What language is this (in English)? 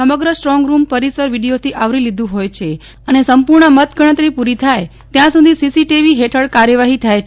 Gujarati